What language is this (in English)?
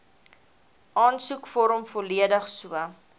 Afrikaans